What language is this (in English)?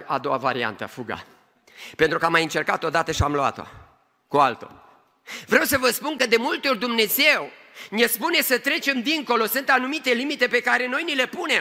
Romanian